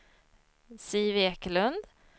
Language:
Swedish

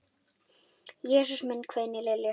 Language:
Icelandic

